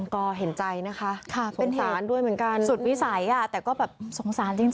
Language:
Thai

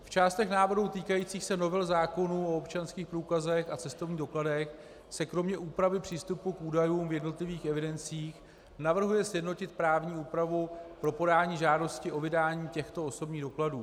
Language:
Czech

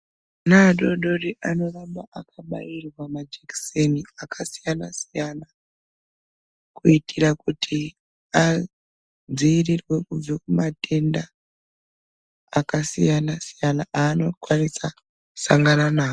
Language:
Ndau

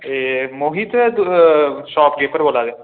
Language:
Dogri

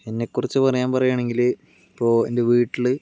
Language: Malayalam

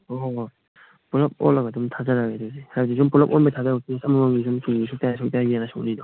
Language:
Manipuri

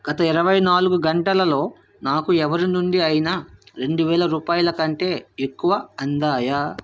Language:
Telugu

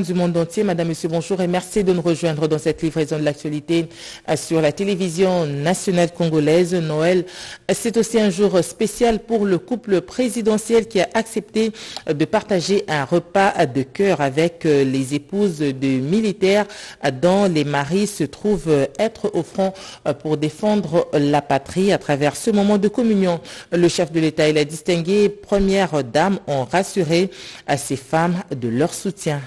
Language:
French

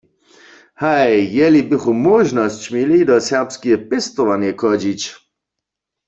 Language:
Upper Sorbian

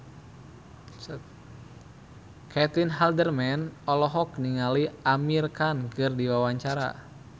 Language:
Sundanese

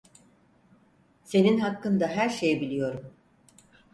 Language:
Turkish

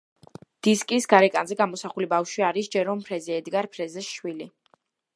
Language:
Georgian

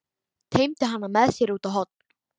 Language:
Icelandic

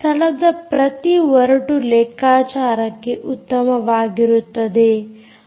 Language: Kannada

